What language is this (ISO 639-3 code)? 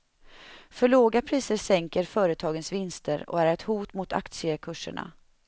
swe